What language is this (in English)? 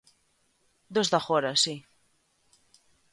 Galician